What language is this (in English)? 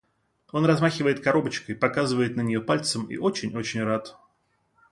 Russian